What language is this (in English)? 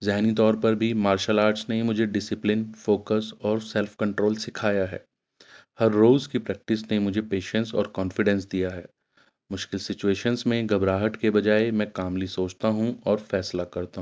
Urdu